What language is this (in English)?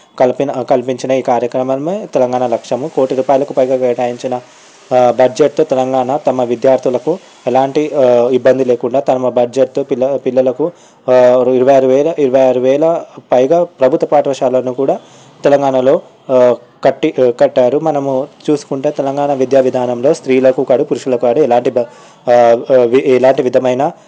Telugu